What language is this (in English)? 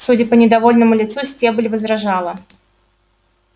Russian